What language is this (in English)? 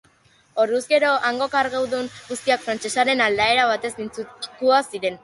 Basque